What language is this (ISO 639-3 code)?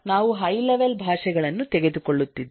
kan